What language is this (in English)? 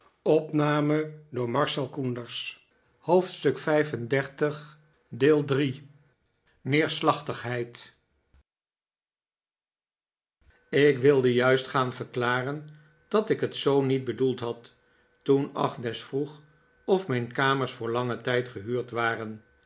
Dutch